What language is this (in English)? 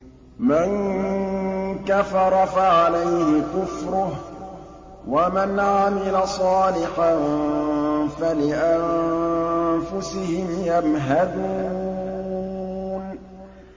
Arabic